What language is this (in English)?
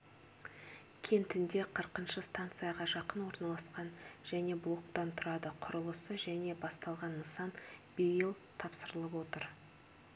Kazakh